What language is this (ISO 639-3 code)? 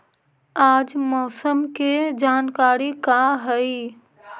mag